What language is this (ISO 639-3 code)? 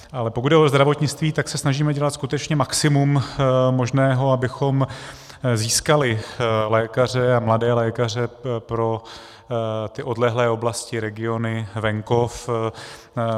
ces